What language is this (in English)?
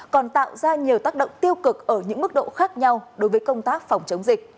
Vietnamese